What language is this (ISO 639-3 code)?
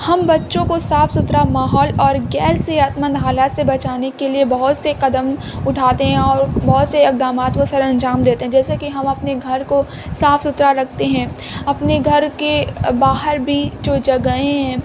urd